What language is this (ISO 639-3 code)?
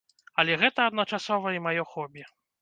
bel